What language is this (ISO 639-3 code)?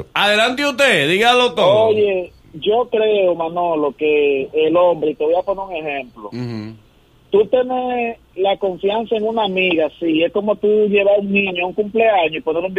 spa